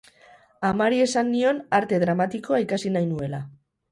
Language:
Basque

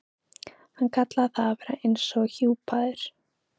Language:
Icelandic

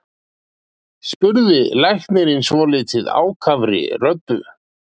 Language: Icelandic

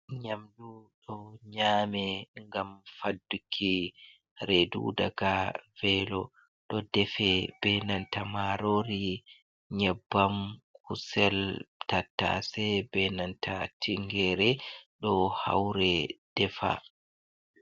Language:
Fula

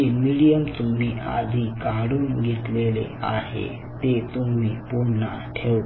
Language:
Marathi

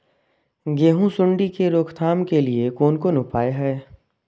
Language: Maithili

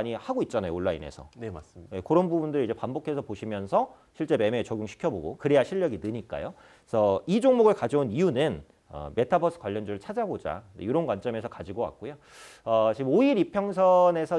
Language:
Korean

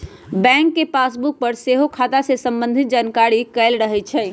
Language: Magahi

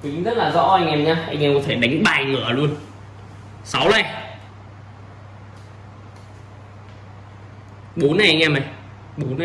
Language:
Vietnamese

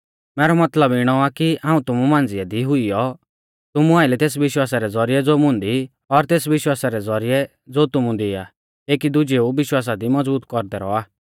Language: Mahasu Pahari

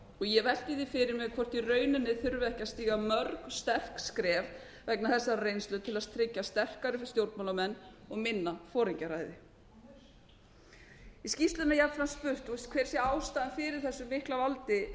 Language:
Icelandic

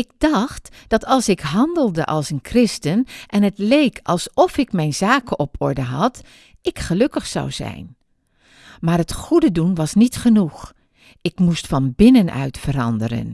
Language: Dutch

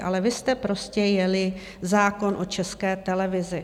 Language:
Czech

